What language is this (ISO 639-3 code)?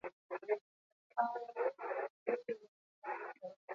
eus